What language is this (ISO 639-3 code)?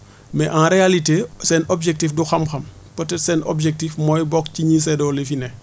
wol